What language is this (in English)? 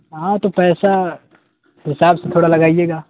Urdu